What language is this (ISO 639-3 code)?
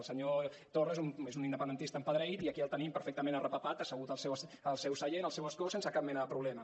cat